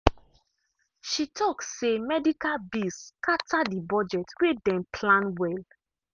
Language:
Nigerian Pidgin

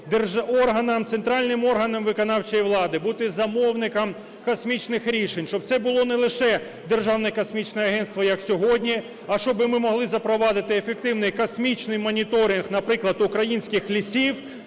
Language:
Ukrainian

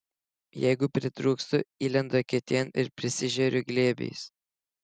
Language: Lithuanian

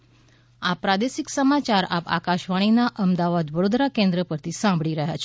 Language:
Gujarati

